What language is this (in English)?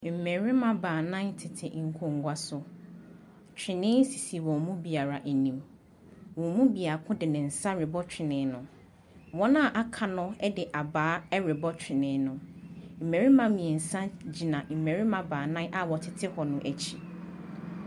Akan